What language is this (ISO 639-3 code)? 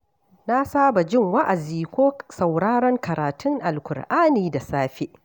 hau